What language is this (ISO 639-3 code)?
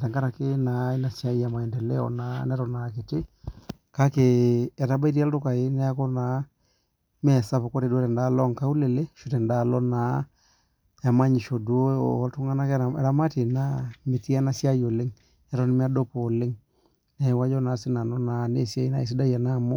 mas